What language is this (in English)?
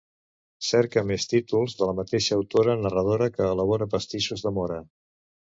Catalan